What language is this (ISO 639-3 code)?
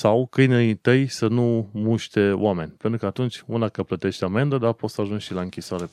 ron